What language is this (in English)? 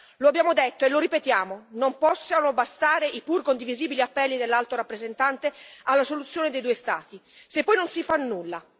Italian